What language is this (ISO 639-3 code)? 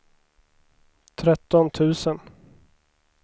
swe